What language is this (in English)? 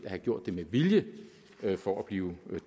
Danish